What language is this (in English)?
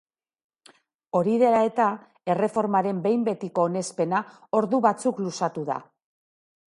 Basque